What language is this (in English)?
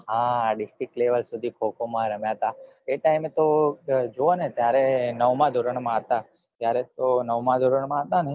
Gujarati